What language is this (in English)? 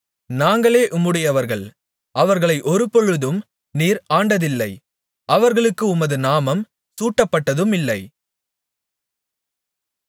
Tamil